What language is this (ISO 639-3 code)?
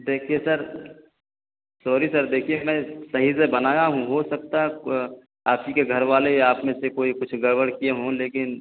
urd